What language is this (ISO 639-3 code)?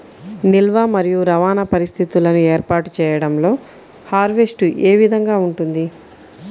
tel